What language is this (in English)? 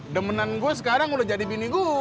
Indonesian